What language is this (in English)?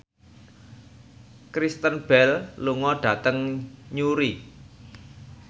Javanese